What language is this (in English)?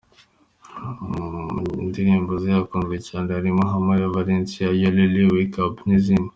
Kinyarwanda